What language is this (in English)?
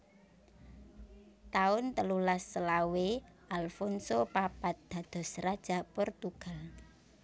Javanese